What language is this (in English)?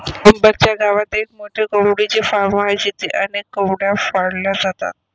Marathi